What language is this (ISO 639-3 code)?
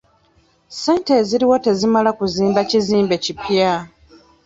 lug